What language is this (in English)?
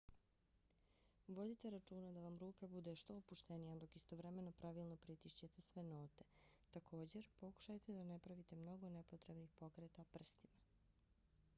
Bosnian